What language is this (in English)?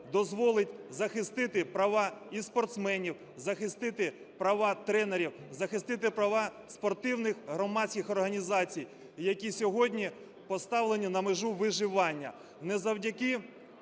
Ukrainian